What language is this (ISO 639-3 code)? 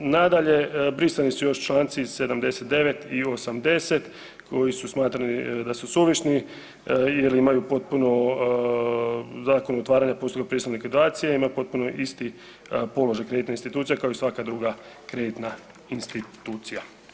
hrv